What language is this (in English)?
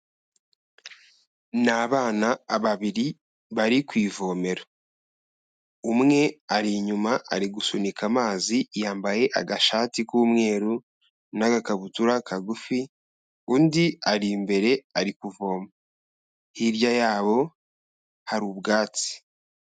Kinyarwanda